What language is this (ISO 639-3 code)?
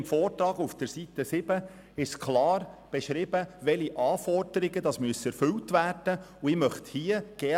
gsw